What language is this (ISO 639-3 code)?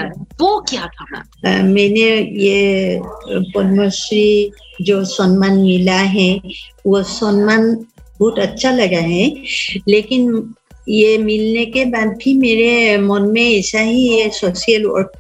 hin